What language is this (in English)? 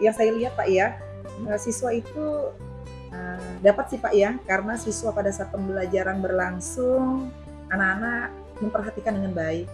Indonesian